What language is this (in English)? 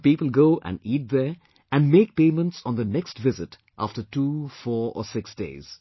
English